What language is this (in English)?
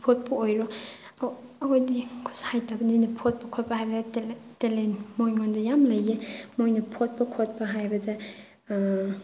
Manipuri